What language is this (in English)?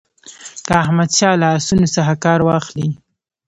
Pashto